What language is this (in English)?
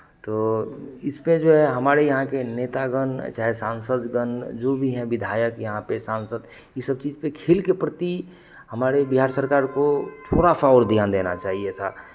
Hindi